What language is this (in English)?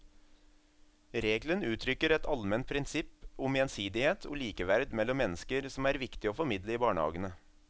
Norwegian